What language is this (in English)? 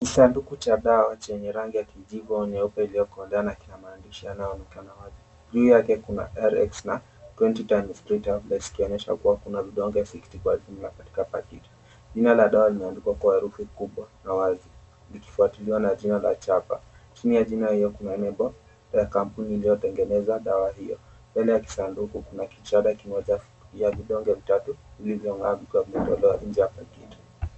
Swahili